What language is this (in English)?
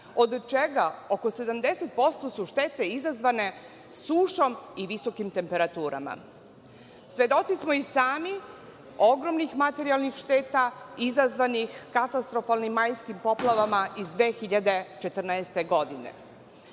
Serbian